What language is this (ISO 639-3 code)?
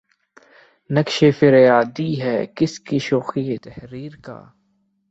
urd